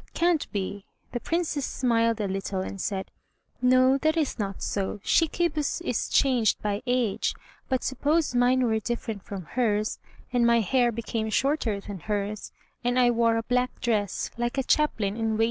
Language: English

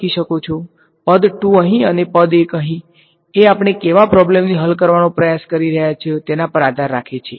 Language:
Gujarati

